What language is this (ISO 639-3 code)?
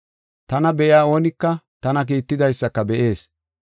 gof